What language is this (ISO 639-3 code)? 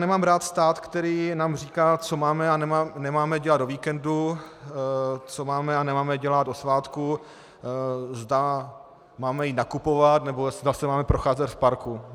ces